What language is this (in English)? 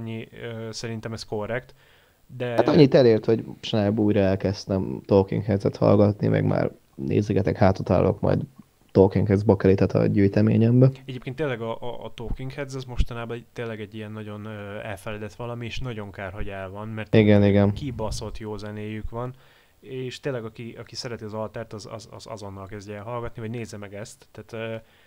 Hungarian